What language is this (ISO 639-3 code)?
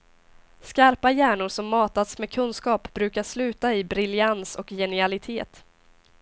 swe